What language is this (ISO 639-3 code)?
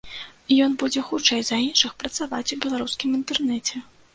bel